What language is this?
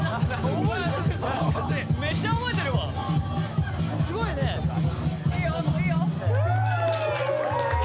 Japanese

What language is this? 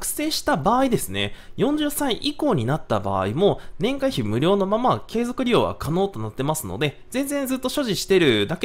Japanese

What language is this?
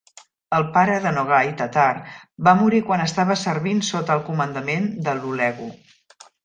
Catalan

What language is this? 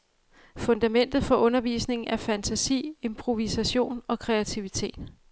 Danish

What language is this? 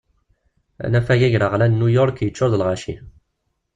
Kabyle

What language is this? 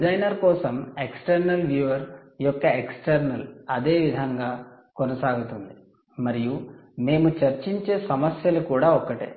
Telugu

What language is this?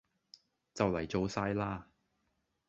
Cantonese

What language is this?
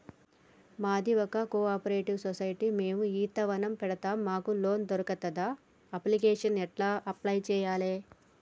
Telugu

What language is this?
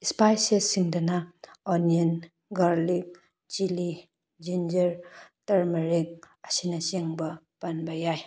Manipuri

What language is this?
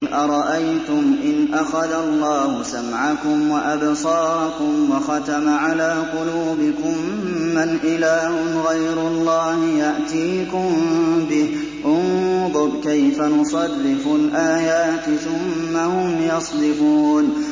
Arabic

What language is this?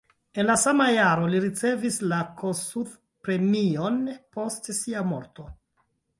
Esperanto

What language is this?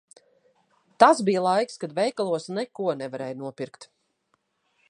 Latvian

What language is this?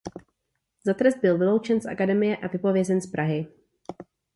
Czech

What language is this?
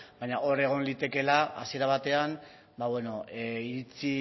Basque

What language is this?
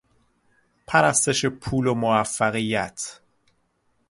Persian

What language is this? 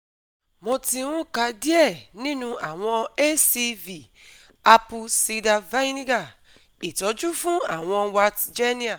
Yoruba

